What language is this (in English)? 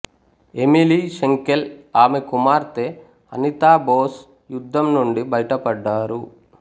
Telugu